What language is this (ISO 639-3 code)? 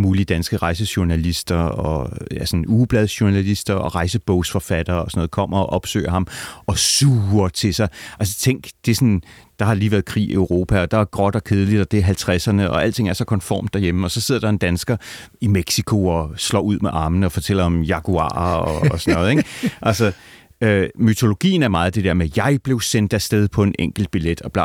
dan